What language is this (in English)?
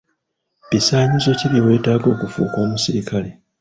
Ganda